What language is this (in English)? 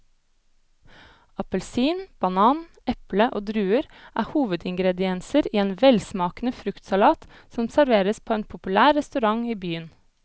Norwegian